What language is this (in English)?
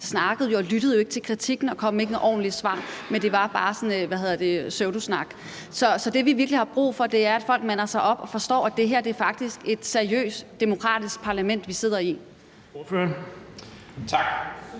Danish